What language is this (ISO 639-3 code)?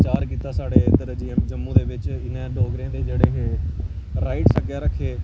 doi